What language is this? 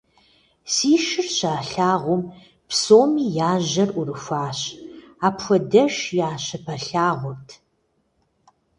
Kabardian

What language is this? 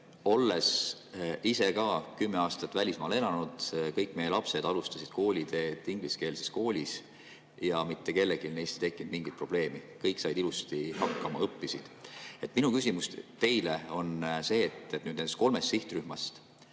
Estonian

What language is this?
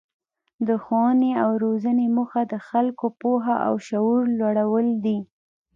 Pashto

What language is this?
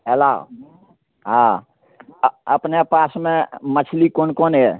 Maithili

